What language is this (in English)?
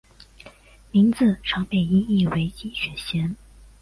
Chinese